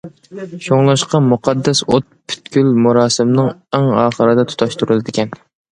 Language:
Uyghur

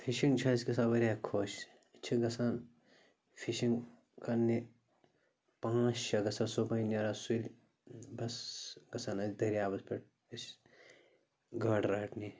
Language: Kashmiri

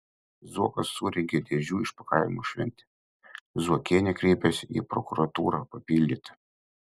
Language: Lithuanian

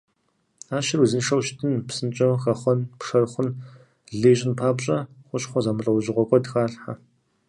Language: Kabardian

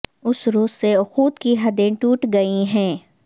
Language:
Urdu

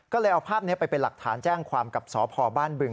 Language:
Thai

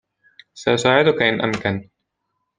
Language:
Arabic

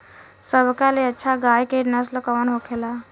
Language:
Bhojpuri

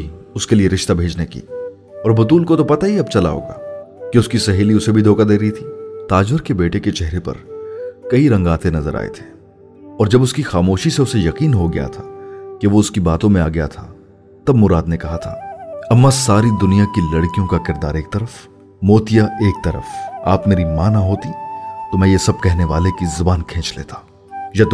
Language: Urdu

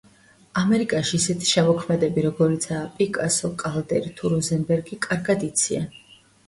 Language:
Georgian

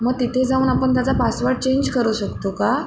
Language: Marathi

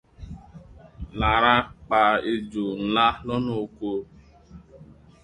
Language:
Yoruba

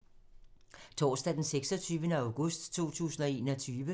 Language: Danish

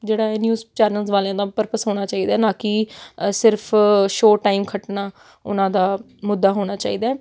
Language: Punjabi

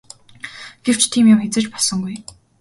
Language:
Mongolian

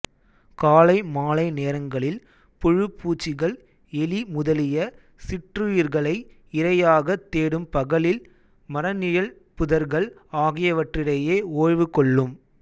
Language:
Tamil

